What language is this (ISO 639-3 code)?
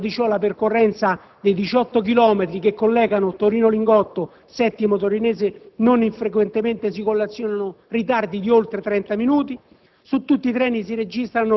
ita